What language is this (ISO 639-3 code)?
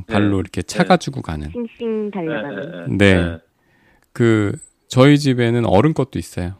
kor